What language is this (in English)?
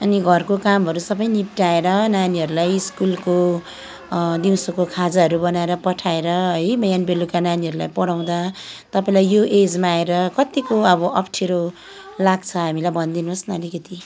Nepali